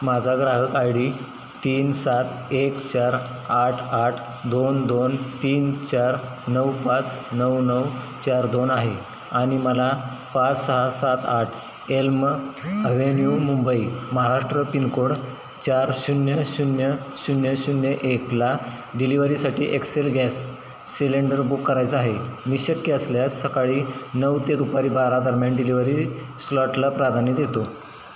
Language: Marathi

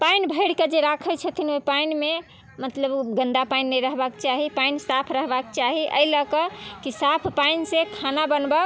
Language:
Maithili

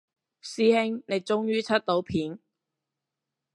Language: Cantonese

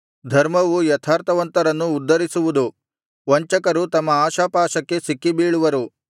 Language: Kannada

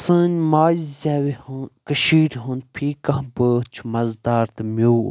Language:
Kashmiri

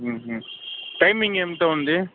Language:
Telugu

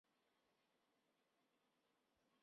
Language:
Chinese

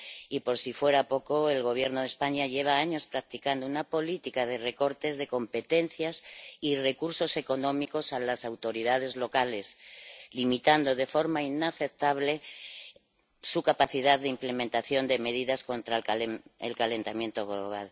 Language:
Spanish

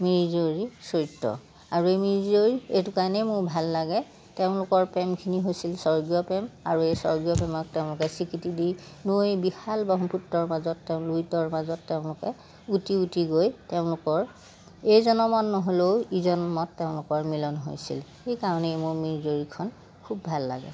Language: Assamese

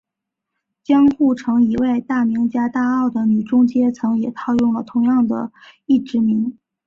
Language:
Chinese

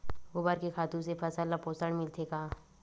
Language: Chhattisgarhi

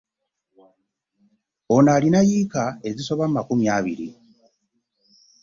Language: Ganda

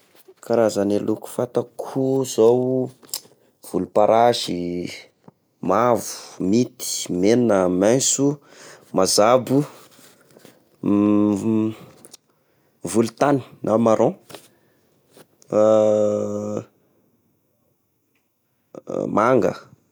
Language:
Tesaka Malagasy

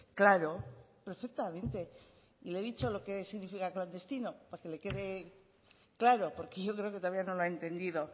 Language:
Spanish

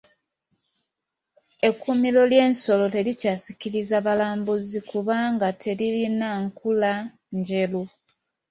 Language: Ganda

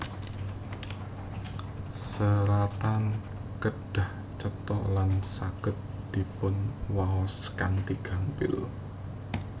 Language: Javanese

